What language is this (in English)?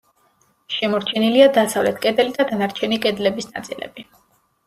Georgian